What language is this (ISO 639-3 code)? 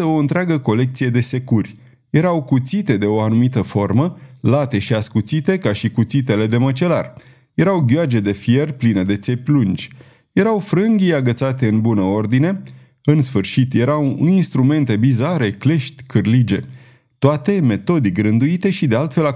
ron